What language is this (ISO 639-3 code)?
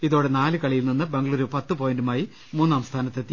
mal